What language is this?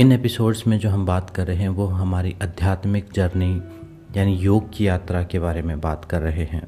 Hindi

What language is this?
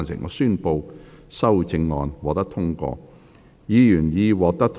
Cantonese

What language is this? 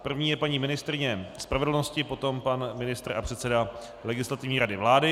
Czech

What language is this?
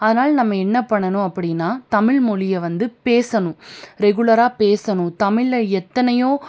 Tamil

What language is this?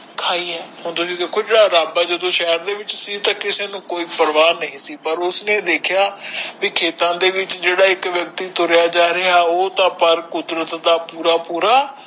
Punjabi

